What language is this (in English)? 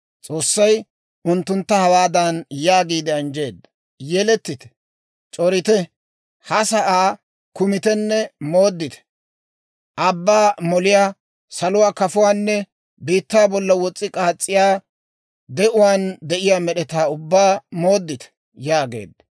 Dawro